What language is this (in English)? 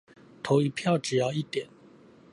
Chinese